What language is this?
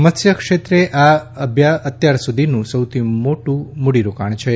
Gujarati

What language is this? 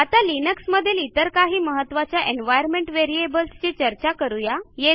Marathi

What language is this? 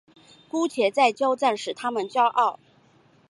Chinese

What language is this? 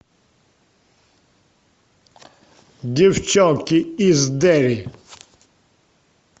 Russian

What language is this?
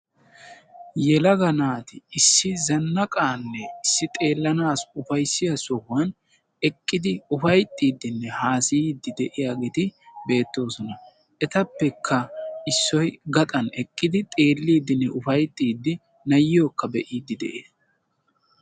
Wolaytta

